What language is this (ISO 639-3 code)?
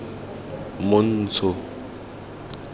tsn